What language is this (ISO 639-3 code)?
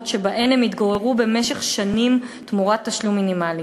heb